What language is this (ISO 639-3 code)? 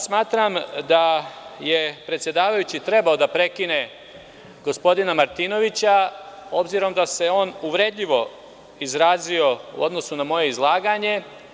srp